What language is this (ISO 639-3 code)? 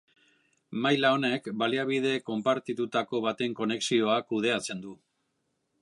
eus